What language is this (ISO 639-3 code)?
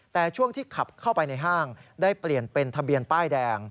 tha